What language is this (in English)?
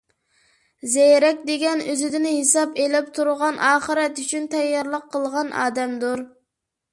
Uyghur